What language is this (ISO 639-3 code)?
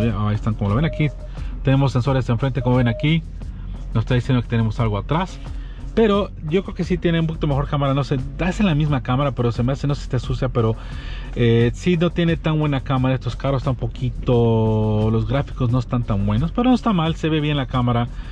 spa